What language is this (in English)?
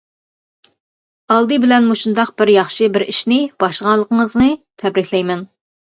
Uyghur